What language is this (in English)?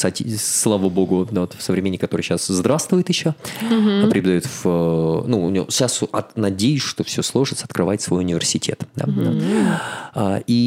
Russian